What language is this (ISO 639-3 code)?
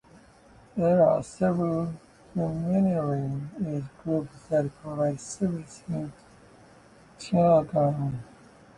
eng